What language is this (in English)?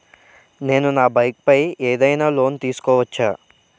Telugu